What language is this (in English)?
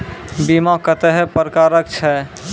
Maithili